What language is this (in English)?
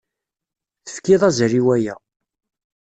Kabyle